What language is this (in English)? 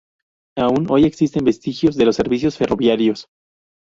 Spanish